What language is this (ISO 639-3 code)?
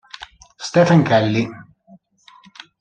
ita